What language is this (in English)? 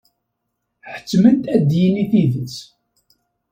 Kabyle